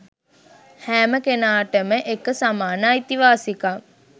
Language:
Sinhala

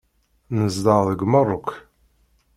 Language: Kabyle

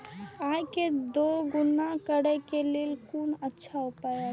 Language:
Maithili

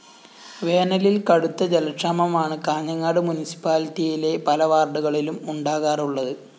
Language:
Malayalam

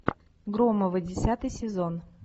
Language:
Russian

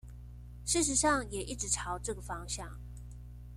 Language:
Chinese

